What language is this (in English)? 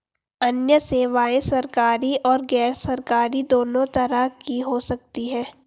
Hindi